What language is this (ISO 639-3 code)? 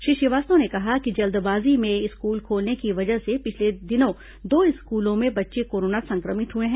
hin